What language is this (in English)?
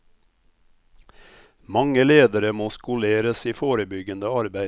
Norwegian